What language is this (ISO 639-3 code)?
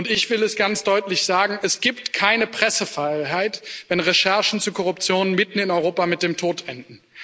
deu